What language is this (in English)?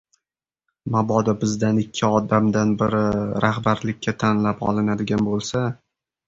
Uzbek